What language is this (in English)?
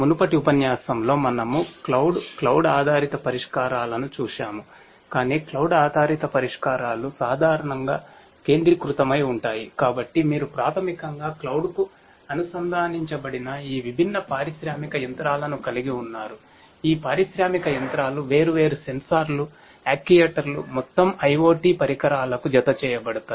Telugu